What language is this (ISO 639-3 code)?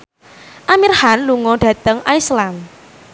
jav